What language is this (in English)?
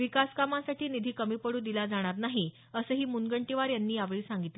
Marathi